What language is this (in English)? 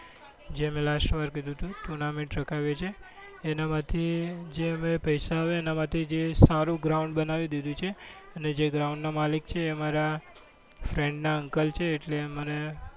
Gujarati